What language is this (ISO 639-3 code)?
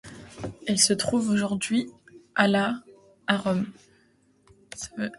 fra